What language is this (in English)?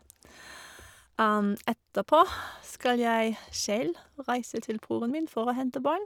Norwegian